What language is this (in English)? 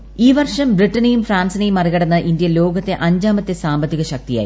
Malayalam